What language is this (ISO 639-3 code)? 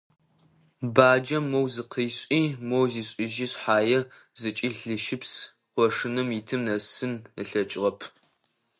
ady